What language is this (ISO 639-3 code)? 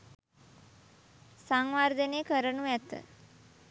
sin